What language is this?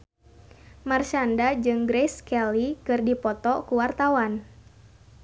Sundanese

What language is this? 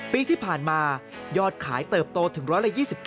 Thai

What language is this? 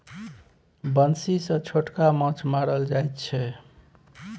Maithili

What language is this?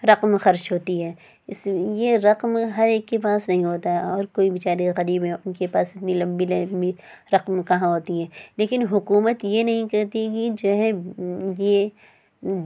Urdu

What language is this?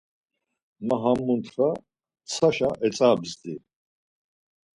Laz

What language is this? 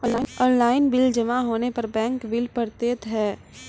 Maithili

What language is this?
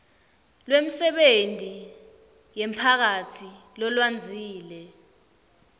Swati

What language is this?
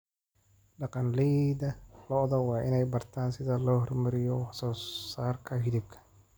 Somali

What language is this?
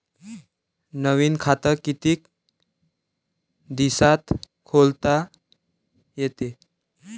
Marathi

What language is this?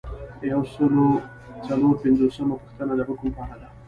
Pashto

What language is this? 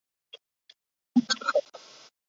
Chinese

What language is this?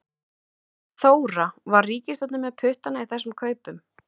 Icelandic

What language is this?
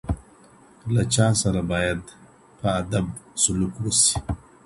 Pashto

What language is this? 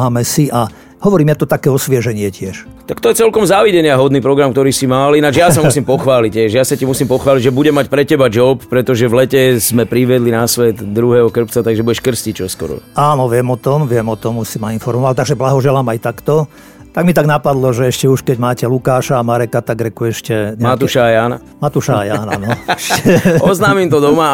Slovak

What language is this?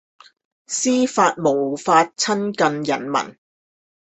Chinese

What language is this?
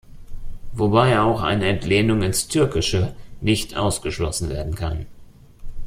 German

